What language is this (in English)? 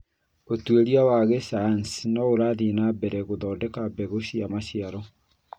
Kikuyu